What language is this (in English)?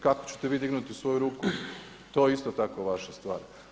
Croatian